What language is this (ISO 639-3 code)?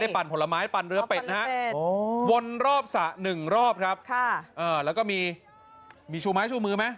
tha